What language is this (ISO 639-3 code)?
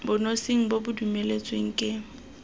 tsn